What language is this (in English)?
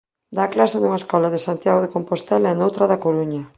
Galician